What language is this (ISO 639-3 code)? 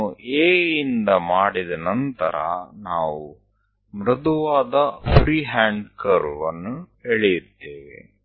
kan